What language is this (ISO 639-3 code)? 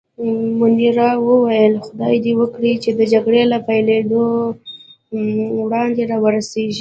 pus